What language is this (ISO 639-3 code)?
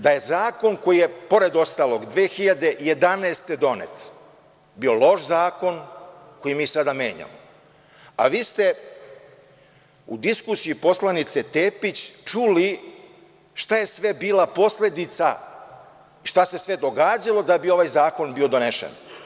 srp